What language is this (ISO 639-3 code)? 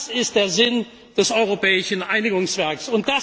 deu